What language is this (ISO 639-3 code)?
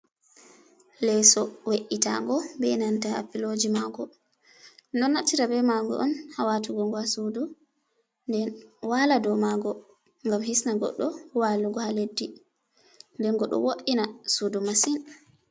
ful